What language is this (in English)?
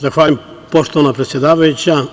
Serbian